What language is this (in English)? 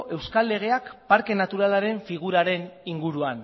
Basque